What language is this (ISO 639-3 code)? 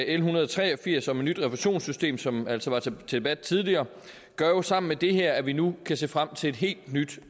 dan